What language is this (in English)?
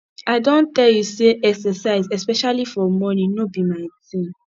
Nigerian Pidgin